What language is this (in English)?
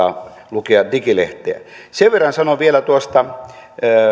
Finnish